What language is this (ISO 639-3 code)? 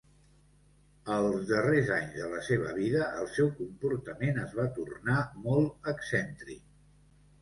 cat